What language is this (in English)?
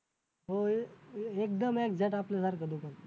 Marathi